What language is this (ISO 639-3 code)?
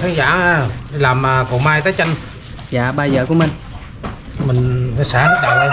vie